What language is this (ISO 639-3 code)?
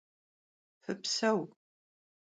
kbd